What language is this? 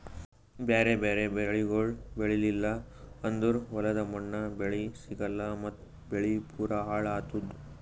Kannada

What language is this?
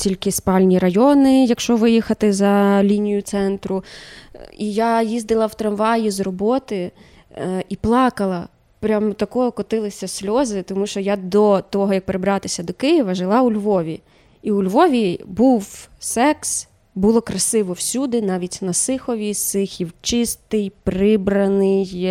Ukrainian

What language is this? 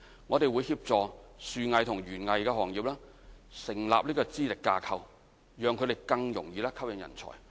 Cantonese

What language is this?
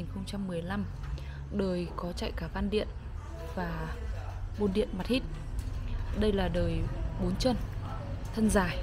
Vietnamese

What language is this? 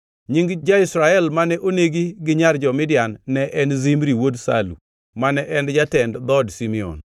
Luo (Kenya and Tanzania)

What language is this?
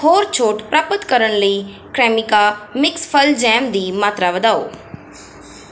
Punjabi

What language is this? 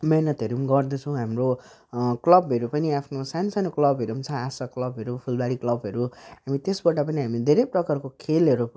Nepali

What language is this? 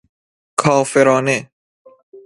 Persian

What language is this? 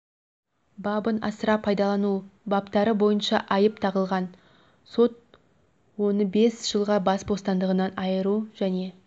Kazakh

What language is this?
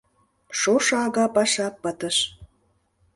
Mari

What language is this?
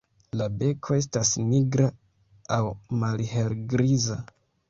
Esperanto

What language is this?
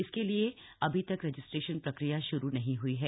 Hindi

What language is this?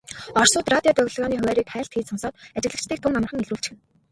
Mongolian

